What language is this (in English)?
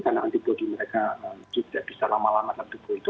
Indonesian